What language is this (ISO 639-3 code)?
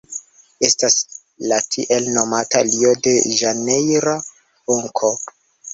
epo